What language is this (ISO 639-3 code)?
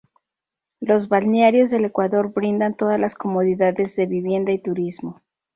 spa